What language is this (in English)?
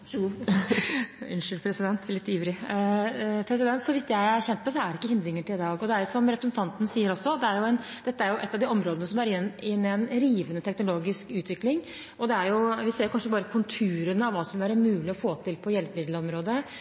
Norwegian Bokmål